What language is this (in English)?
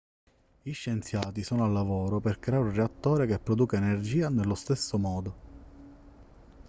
Italian